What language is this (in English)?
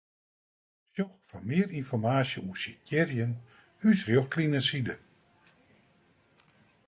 Western Frisian